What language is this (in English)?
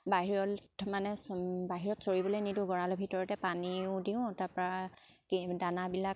Assamese